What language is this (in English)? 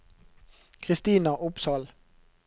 Norwegian